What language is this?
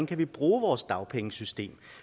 Danish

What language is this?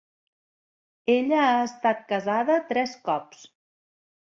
Catalan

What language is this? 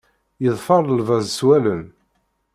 Kabyle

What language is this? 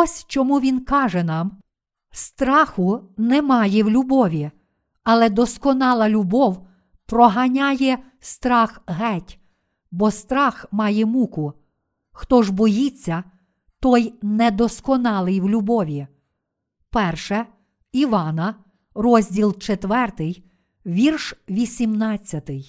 Ukrainian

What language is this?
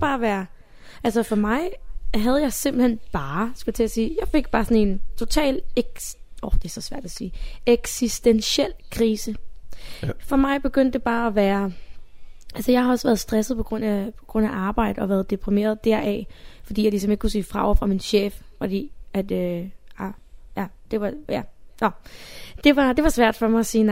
Danish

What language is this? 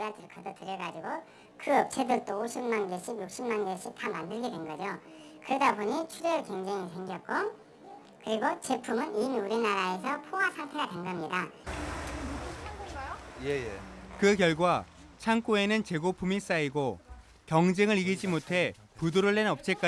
Korean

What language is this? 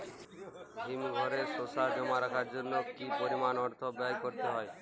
Bangla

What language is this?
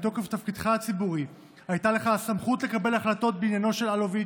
Hebrew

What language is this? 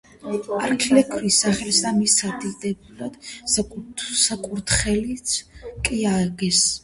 Georgian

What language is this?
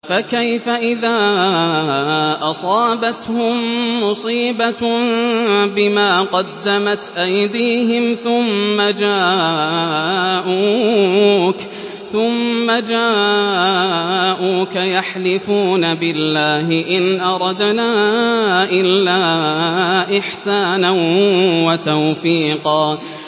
Arabic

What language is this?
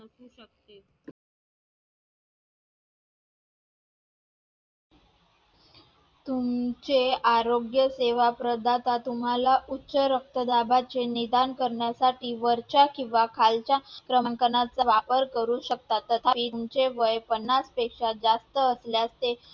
Marathi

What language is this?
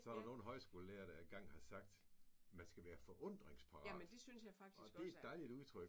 Danish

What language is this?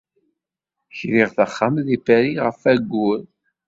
Kabyle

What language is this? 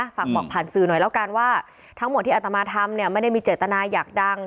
Thai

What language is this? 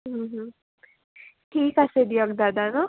Assamese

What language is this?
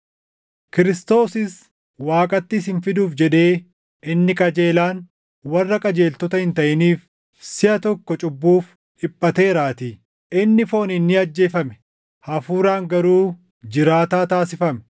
Oromo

